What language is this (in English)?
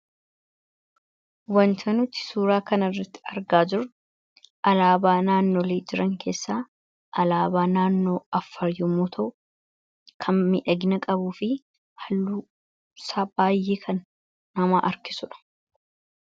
Oromo